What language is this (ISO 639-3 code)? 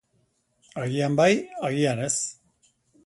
eus